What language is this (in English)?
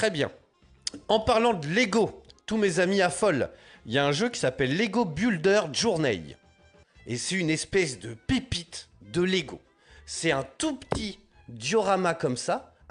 French